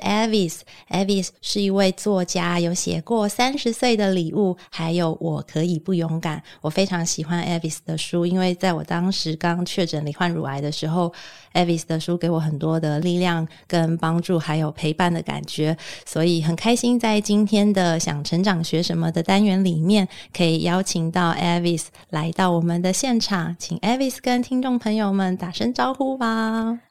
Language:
Chinese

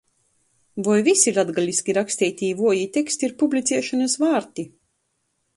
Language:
Latgalian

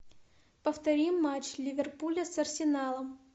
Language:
Russian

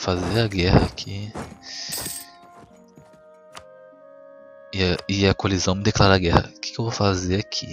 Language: Portuguese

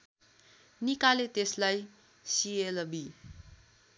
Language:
Nepali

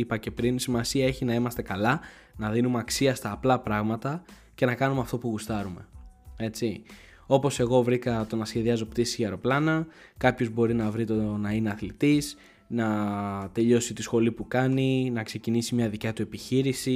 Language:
Greek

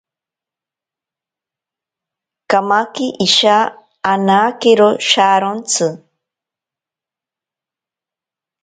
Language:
Ashéninka Perené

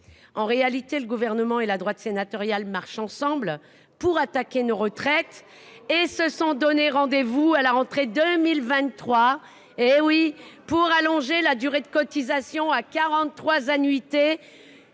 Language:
French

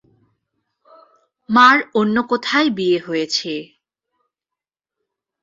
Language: Bangla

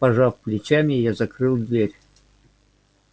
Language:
Russian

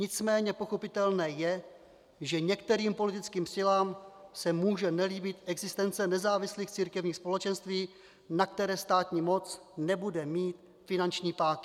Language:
Czech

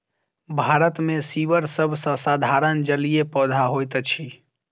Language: Maithili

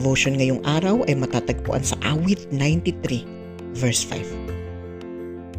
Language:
Filipino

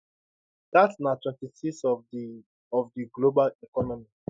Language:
Nigerian Pidgin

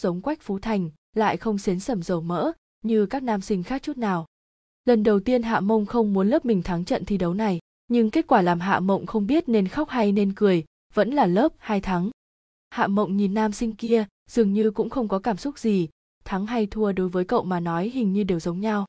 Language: Vietnamese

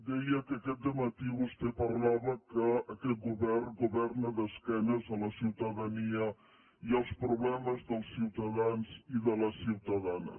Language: Catalan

